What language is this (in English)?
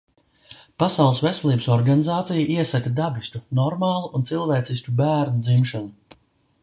Latvian